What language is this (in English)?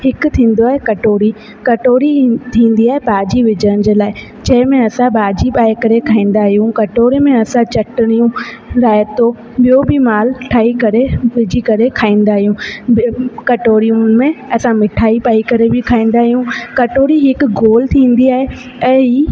Sindhi